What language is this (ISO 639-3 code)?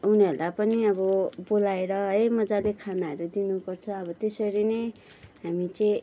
nep